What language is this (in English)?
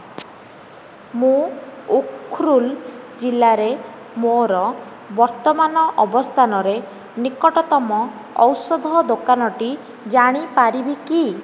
Odia